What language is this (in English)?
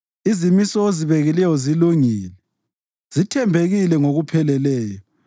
North Ndebele